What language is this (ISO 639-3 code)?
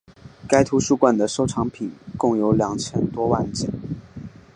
zho